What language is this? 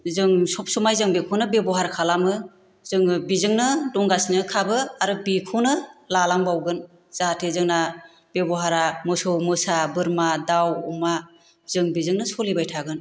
Bodo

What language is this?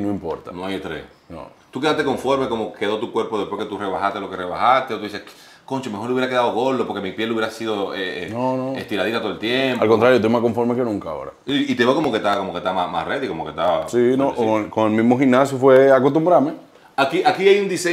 Spanish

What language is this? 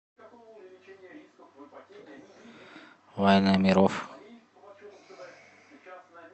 Russian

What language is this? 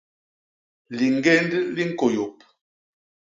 Basaa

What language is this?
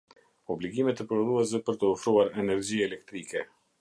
Albanian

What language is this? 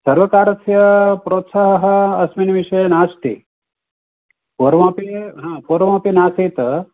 Sanskrit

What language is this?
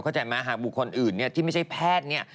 Thai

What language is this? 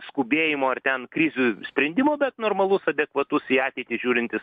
Lithuanian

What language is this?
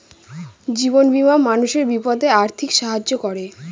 Bangla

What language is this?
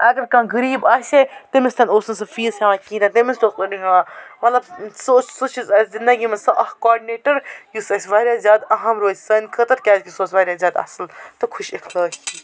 Kashmiri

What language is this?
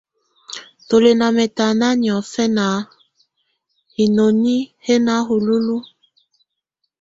Tunen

